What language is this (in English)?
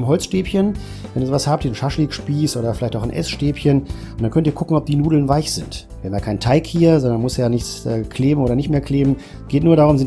German